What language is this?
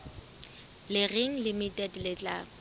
Southern Sotho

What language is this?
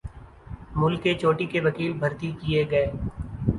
Urdu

